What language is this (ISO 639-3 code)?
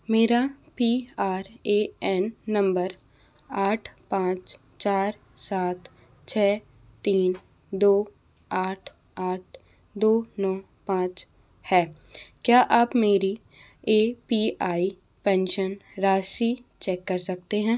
hin